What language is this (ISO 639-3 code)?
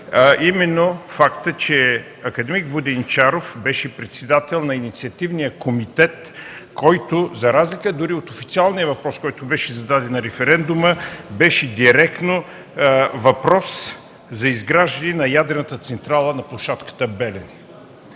bul